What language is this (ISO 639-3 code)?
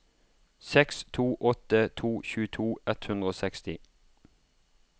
nor